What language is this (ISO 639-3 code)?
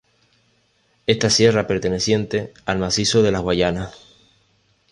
spa